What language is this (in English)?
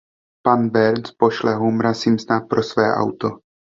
Czech